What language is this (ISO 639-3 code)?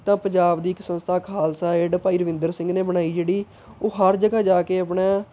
pan